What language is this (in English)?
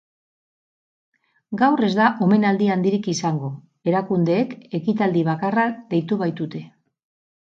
Basque